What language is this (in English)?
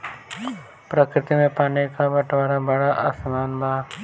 Bhojpuri